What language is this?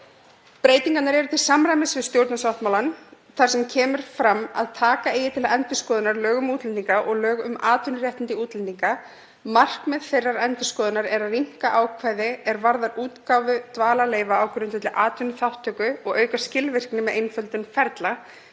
Icelandic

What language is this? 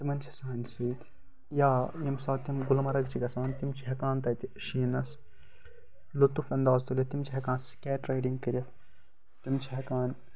Kashmiri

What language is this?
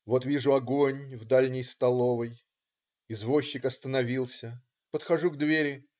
Russian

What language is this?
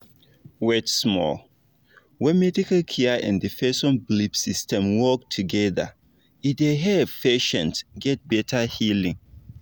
Nigerian Pidgin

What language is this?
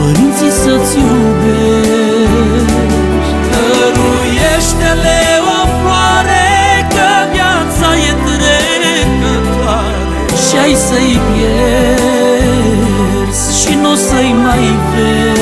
Romanian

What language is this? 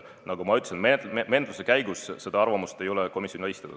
Estonian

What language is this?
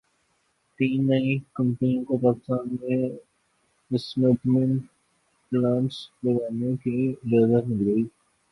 Urdu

